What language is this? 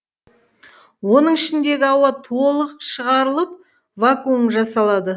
Kazakh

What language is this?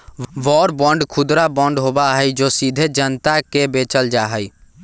Magahi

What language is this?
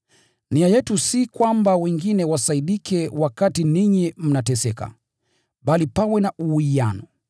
Swahili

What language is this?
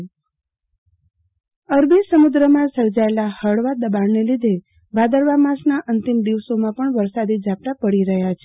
Gujarati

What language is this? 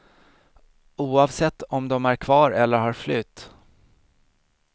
Swedish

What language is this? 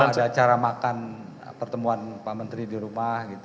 Indonesian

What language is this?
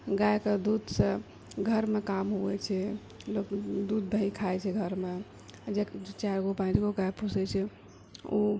Maithili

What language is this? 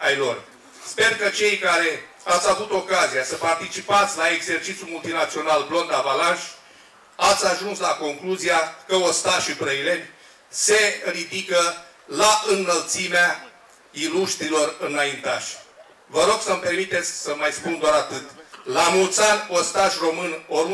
Romanian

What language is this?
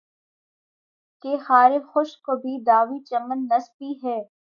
Urdu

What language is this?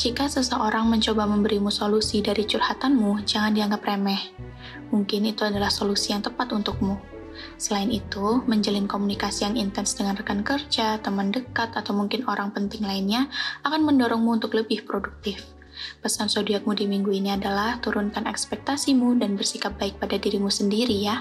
Indonesian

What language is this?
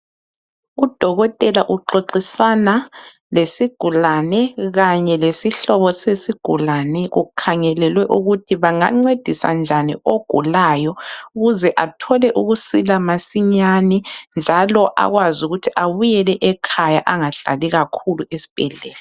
North Ndebele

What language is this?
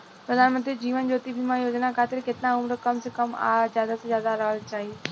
Bhojpuri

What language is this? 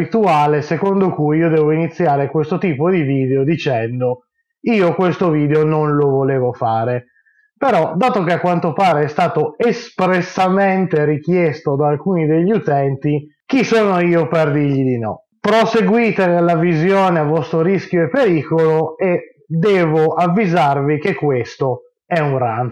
Italian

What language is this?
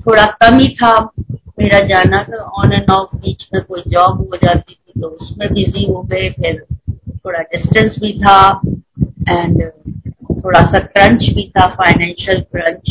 Hindi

